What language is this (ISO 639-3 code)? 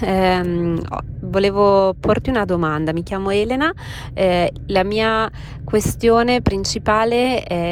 ita